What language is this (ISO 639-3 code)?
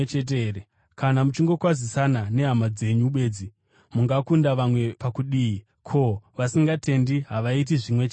sna